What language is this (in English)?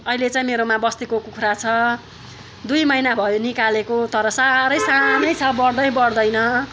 Nepali